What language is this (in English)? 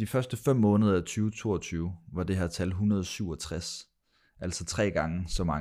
Danish